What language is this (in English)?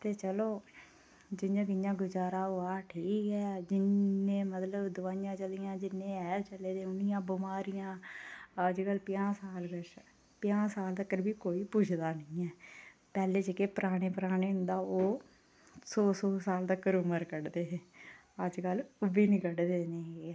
Dogri